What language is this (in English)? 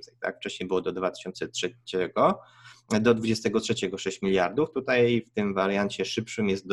Polish